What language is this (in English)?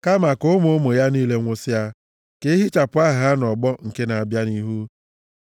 Igbo